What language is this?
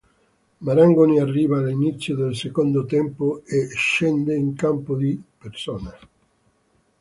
Italian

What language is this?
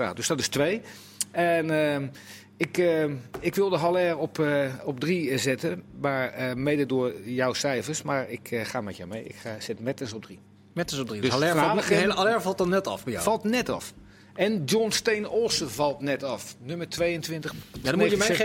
Dutch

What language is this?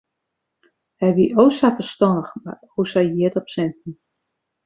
Western Frisian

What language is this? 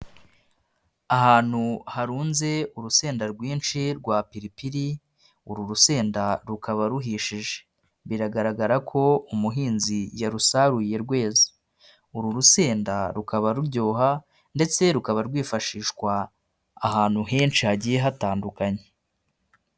Kinyarwanda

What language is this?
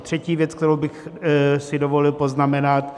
Czech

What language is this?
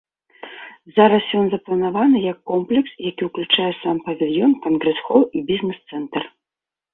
Belarusian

